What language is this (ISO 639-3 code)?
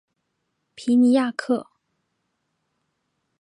zho